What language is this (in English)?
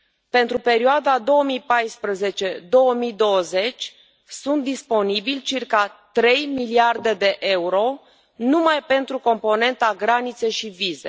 Romanian